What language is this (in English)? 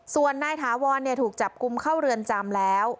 Thai